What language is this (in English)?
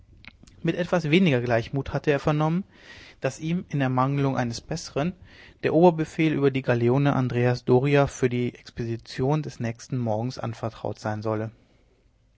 German